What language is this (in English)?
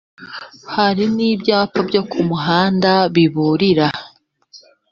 Kinyarwanda